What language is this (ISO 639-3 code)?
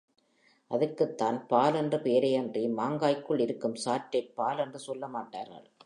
tam